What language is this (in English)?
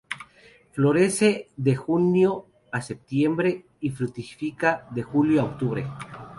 Spanish